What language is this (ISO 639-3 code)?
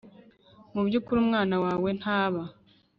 kin